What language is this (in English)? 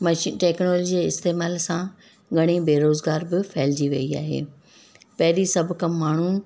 Sindhi